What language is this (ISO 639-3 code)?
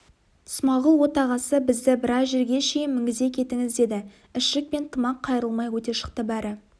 kaz